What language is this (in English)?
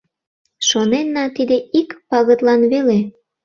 Mari